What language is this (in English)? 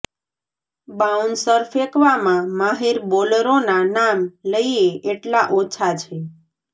Gujarati